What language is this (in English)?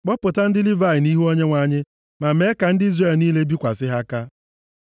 Igbo